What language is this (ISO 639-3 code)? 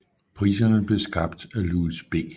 dan